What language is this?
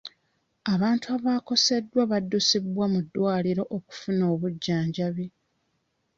Ganda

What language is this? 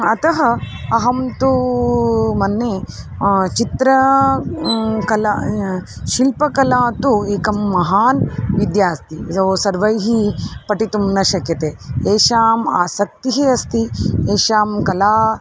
Sanskrit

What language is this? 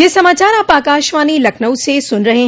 Hindi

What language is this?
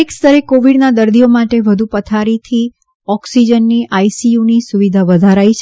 Gujarati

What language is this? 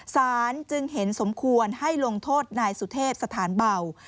Thai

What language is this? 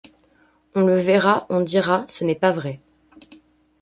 French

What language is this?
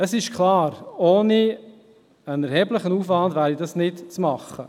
Swiss German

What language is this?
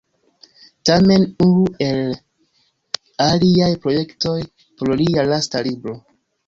Esperanto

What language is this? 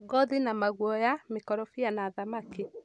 Kikuyu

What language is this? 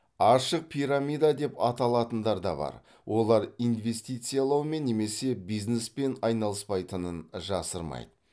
Kazakh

